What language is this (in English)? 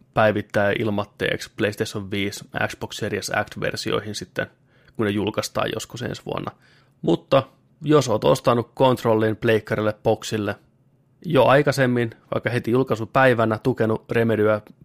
Finnish